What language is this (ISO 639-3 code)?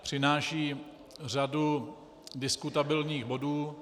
ces